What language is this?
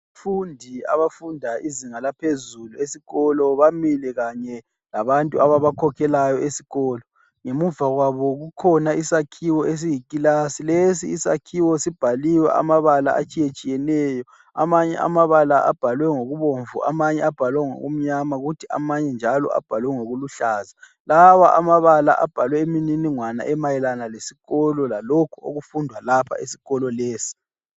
North Ndebele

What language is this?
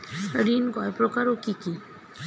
Bangla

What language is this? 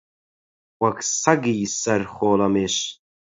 Central Kurdish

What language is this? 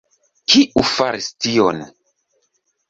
Esperanto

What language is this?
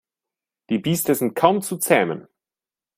German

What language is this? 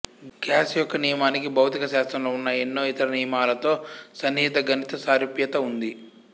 Telugu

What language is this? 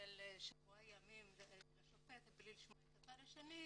Hebrew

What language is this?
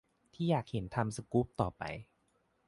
Thai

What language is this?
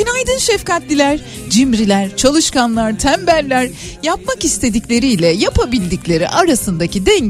Turkish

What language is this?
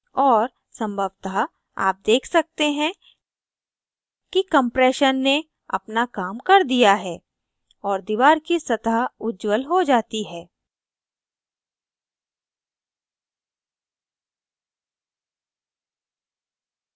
Hindi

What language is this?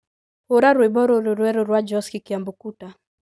Kikuyu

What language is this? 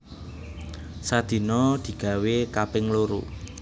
Javanese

